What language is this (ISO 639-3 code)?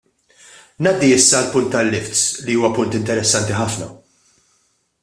mlt